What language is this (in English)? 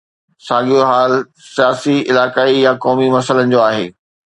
Sindhi